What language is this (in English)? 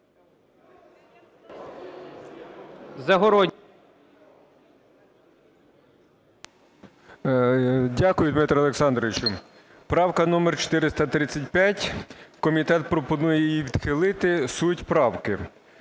Ukrainian